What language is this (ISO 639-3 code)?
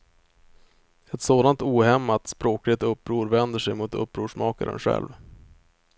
swe